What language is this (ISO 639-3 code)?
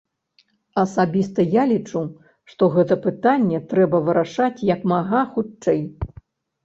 bel